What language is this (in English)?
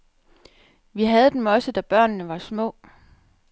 Danish